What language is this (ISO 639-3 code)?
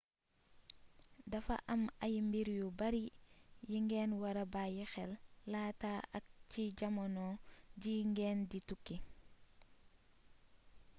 wol